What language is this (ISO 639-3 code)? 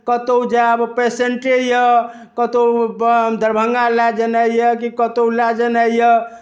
mai